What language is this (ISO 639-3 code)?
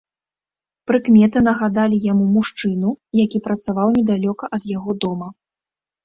bel